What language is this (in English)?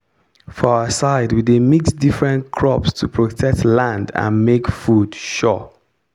Nigerian Pidgin